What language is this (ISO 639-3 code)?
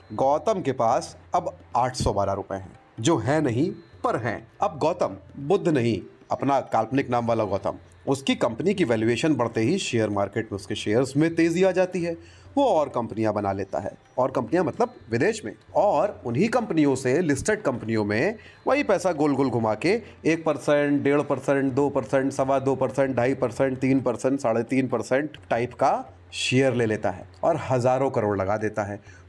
hin